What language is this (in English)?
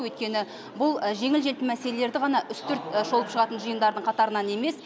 Kazakh